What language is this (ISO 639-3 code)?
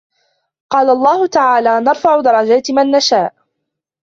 ara